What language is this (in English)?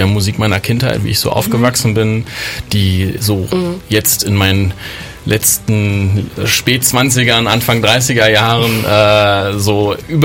German